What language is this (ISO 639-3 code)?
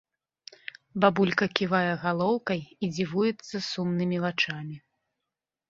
bel